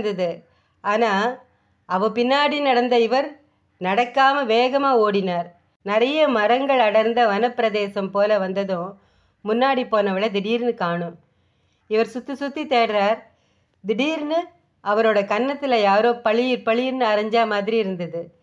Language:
Japanese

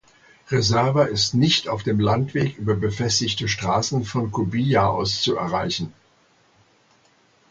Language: German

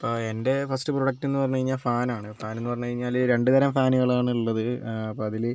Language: Malayalam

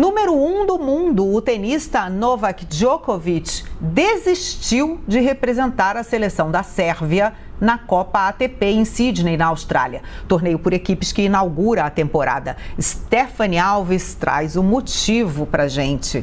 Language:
Portuguese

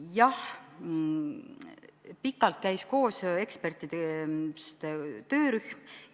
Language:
Estonian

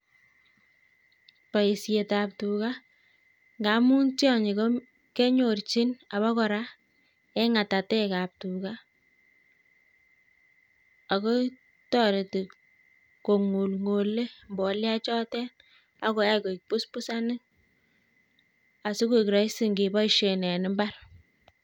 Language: Kalenjin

